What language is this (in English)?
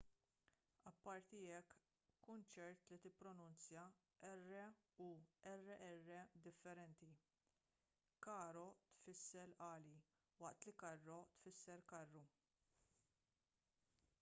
Maltese